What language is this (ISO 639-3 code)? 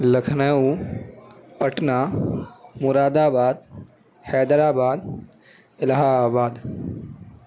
urd